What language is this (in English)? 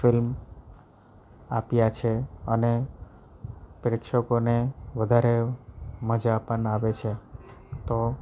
Gujarati